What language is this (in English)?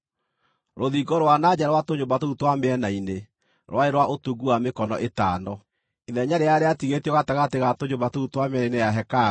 Kikuyu